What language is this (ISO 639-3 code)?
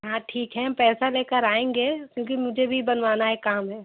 hin